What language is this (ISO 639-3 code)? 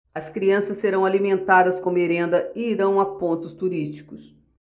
por